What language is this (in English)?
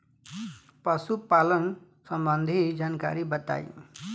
Bhojpuri